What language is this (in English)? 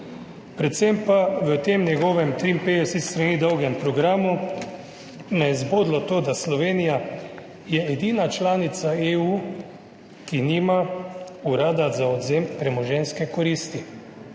Slovenian